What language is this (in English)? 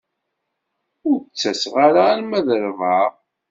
Kabyle